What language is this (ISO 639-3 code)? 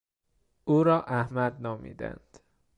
fas